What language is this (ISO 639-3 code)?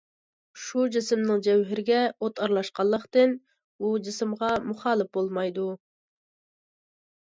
uig